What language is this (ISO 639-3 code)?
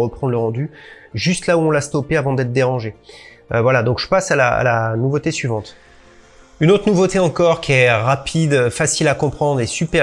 fra